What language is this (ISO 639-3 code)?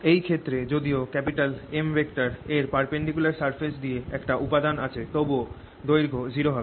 ben